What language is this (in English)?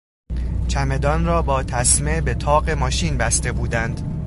Persian